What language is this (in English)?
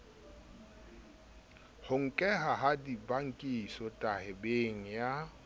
Southern Sotho